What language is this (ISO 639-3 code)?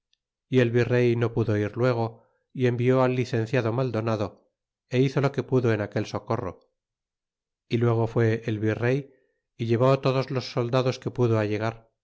spa